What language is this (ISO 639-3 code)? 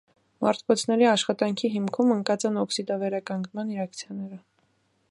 hye